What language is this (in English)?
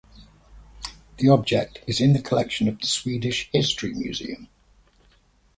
English